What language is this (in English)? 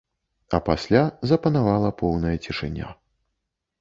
Belarusian